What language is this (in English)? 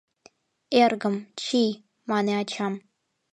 Mari